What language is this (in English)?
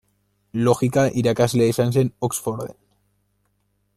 Basque